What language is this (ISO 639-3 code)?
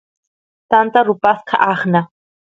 qus